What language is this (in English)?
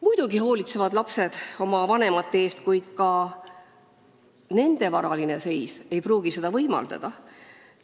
Estonian